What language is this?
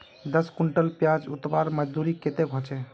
Magahi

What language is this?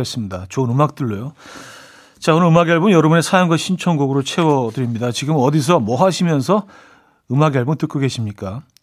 Korean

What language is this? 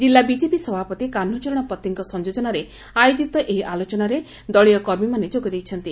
Odia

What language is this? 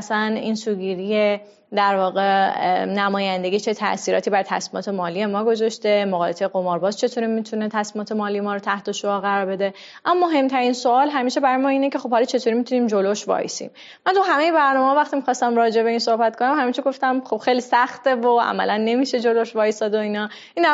Persian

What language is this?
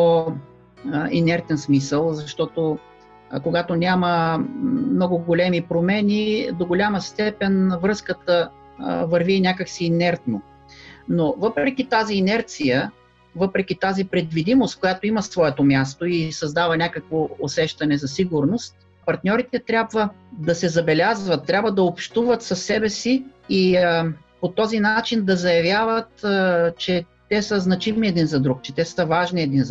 Bulgarian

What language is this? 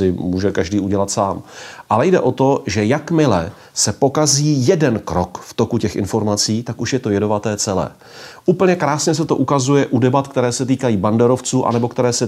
Czech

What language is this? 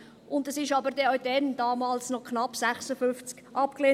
Swiss German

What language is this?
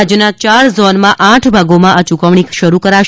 Gujarati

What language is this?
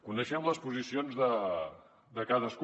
Catalan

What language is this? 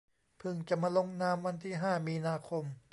Thai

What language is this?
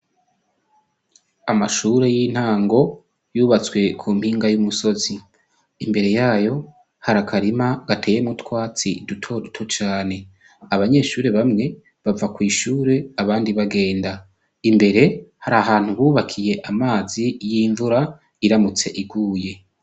Rundi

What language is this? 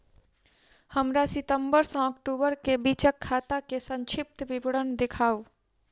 Maithili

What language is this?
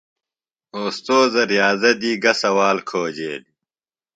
Phalura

